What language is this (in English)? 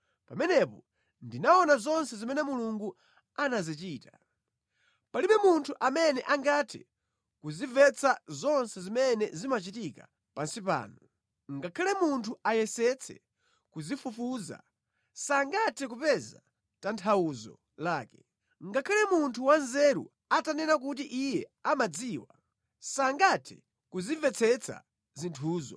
Nyanja